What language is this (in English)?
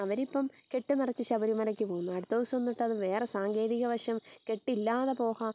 Malayalam